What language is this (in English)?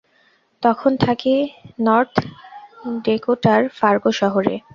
Bangla